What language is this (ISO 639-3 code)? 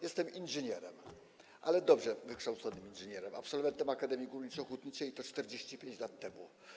pol